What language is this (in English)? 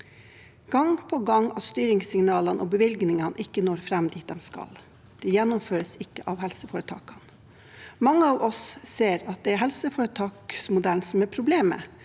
Norwegian